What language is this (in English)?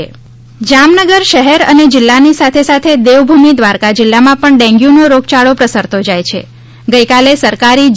Gujarati